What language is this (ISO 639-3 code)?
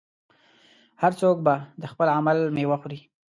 pus